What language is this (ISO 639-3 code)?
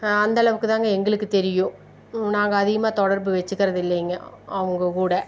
tam